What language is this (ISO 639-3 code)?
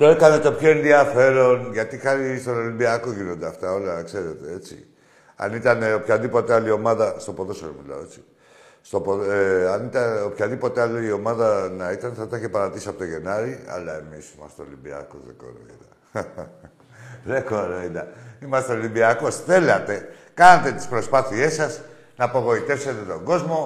ell